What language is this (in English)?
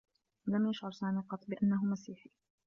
Arabic